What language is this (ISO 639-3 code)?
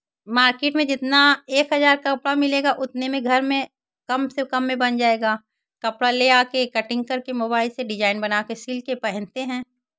hin